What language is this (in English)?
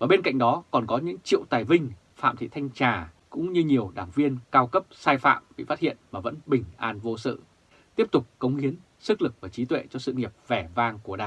Vietnamese